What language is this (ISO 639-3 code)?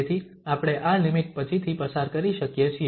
guj